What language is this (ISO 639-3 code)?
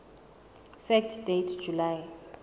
sot